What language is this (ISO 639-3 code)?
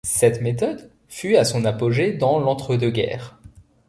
fra